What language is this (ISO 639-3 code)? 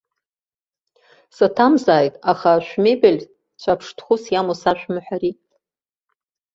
abk